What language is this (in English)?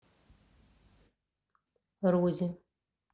Russian